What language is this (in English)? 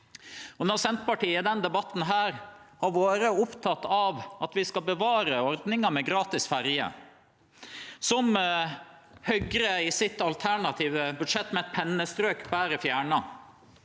Norwegian